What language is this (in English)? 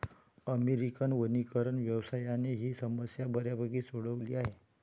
Marathi